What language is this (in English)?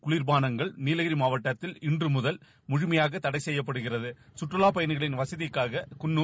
Tamil